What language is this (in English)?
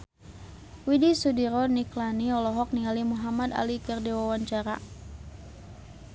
Sundanese